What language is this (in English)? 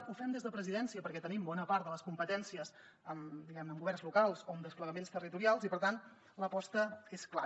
Catalan